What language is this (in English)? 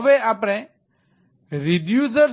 Gujarati